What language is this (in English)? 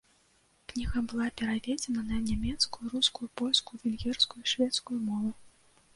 Belarusian